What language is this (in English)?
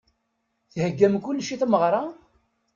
Kabyle